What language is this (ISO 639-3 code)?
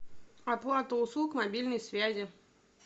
rus